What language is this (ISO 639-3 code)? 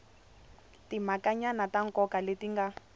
tso